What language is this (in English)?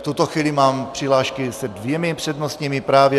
Czech